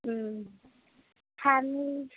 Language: Bodo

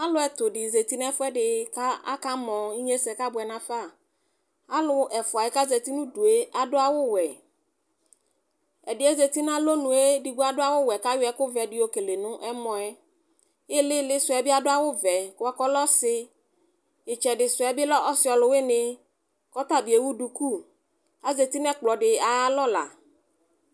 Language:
Ikposo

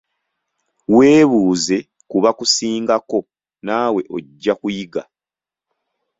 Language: Ganda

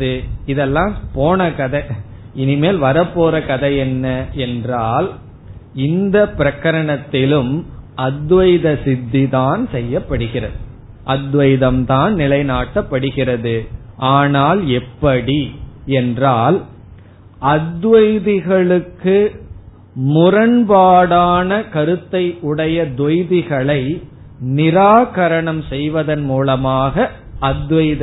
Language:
Tamil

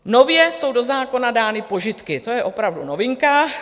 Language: Czech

